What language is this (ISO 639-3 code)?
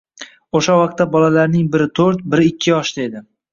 uzb